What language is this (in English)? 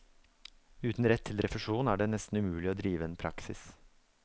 Norwegian